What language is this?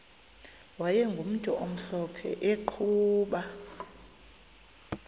Xhosa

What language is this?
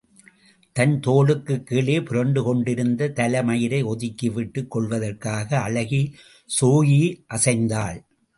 Tamil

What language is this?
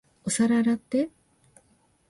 Japanese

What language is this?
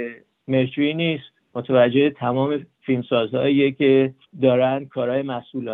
Persian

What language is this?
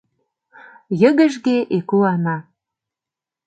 Mari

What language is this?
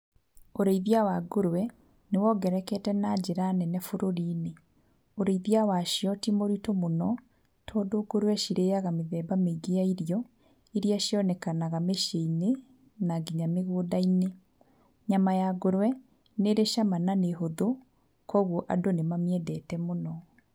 Kikuyu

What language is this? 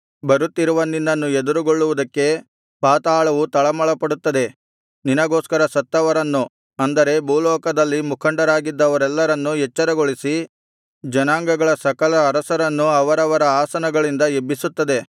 Kannada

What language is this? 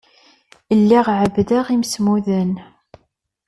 Kabyle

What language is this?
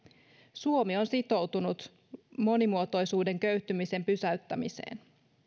Finnish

